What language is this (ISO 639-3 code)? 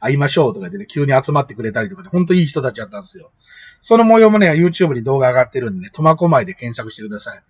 jpn